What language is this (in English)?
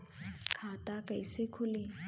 Bhojpuri